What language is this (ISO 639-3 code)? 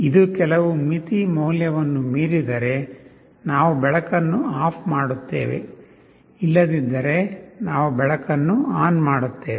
kan